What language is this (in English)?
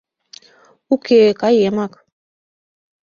Mari